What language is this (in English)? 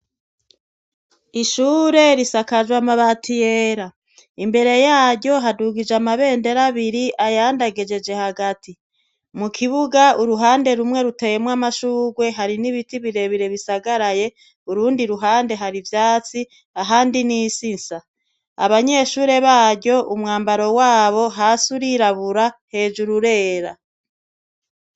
Rundi